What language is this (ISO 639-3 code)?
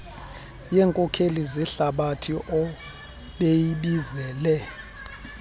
xho